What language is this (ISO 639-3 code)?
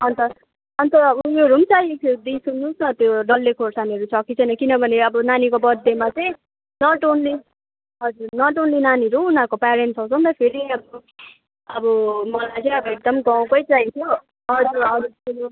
nep